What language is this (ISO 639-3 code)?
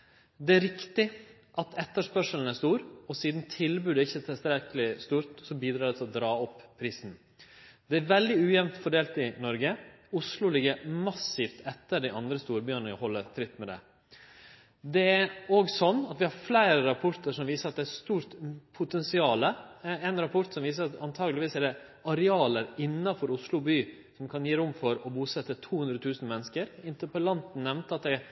nno